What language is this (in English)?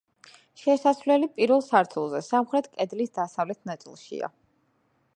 Georgian